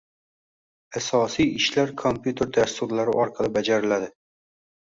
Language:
Uzbek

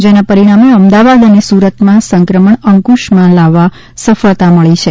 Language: Gujarati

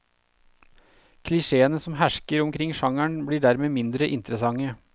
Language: Norwegian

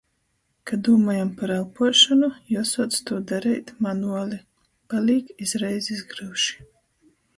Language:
Latgalian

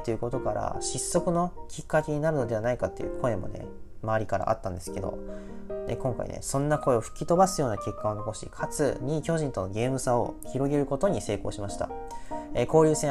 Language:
Japanese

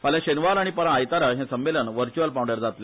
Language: Konkani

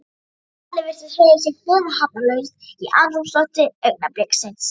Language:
Icelandic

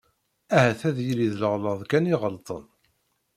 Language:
Kabyle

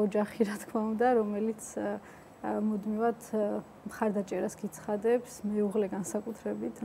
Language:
Romanian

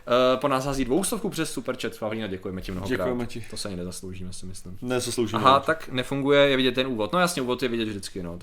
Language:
Czech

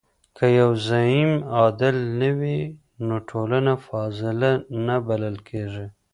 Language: Pashto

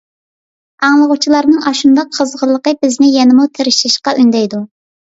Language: Uyghur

